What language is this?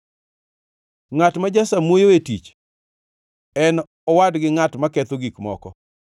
Luo (Kenya and Tanzania)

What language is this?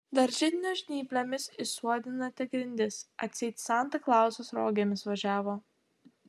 Lithuanian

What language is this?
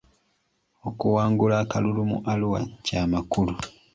Ganda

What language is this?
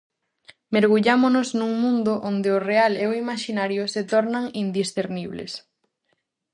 Galician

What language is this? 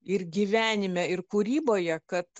Lithuanian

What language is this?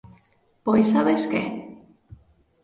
Galician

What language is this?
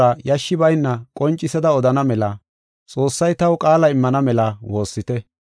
Gofa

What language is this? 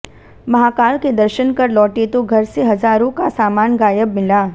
Hindi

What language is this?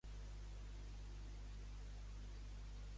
Catalan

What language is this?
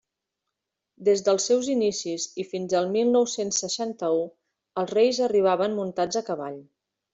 Catalan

